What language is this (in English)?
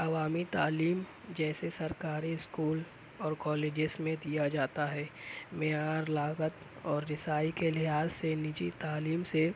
Urdu